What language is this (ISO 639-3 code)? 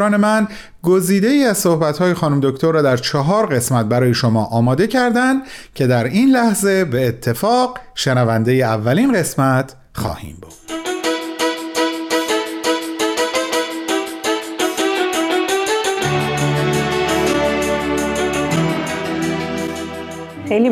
fas